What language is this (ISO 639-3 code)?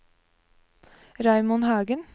nor